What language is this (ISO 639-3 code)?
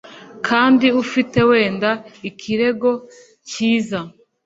kin